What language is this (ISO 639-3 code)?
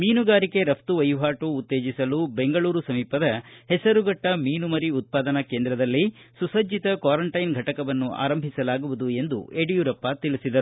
kan